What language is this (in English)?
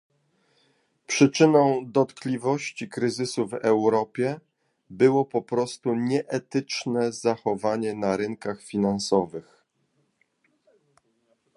Polish